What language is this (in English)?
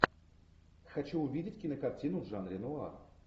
Russian